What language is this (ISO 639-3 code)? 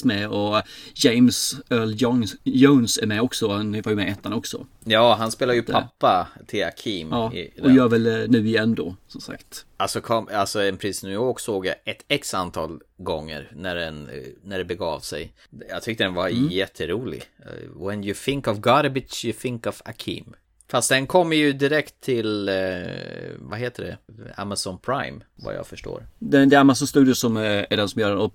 swe